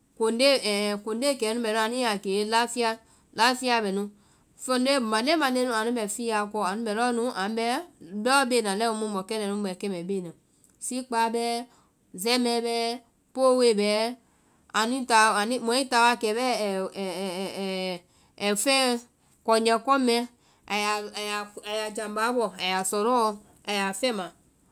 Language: Vai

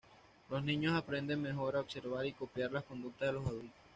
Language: Spanish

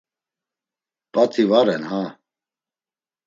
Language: Laz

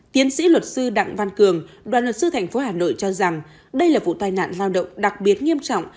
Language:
Vietnamese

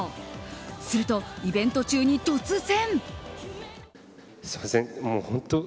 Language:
Japanese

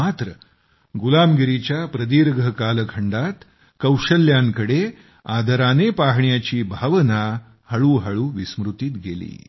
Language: Marathi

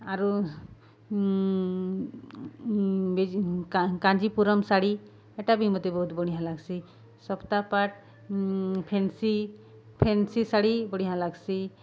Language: Odia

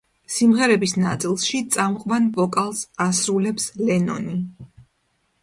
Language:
Georgian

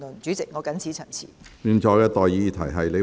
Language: Cantonese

